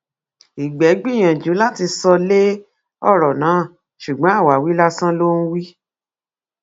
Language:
Yoruba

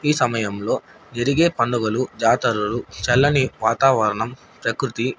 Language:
Telugu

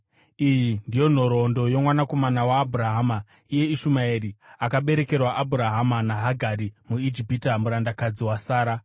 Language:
Shona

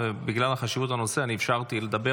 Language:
Hebrew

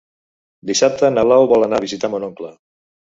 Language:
Catalan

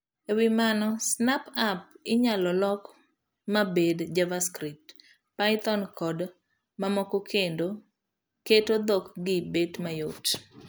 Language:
Luo (Kenya and Tanzania)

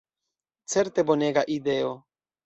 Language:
Esperanto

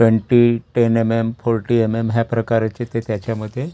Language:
Marathi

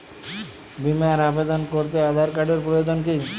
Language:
Bangla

